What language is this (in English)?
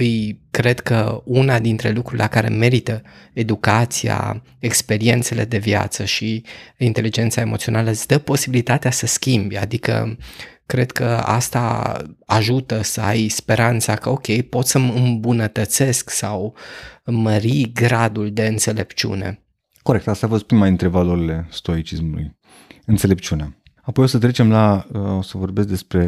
Romanian